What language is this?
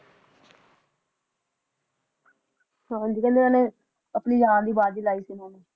Punjabi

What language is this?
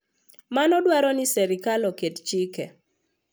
Luo (Kenya and Tanzania)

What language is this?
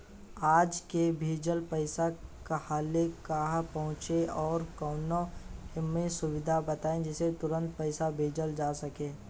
Bhojpuri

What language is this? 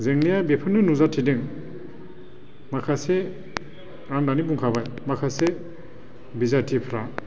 Bodo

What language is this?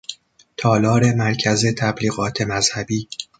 Persian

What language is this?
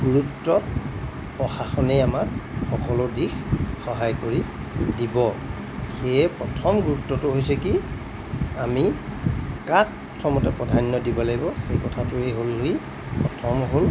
Assamese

